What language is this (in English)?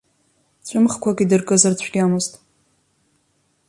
Abkhazian